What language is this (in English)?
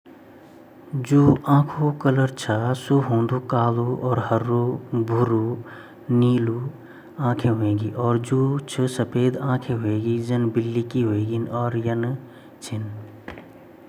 Garhwali